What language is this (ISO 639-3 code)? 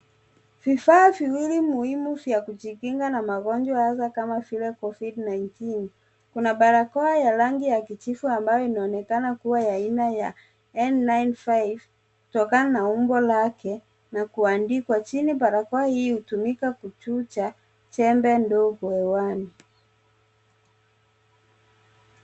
swa